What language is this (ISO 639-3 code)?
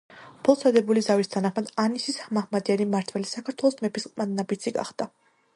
kat